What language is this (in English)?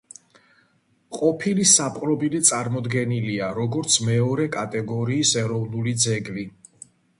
Georgian